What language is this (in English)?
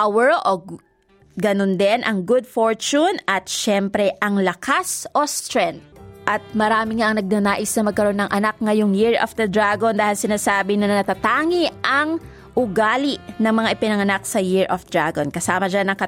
Filipino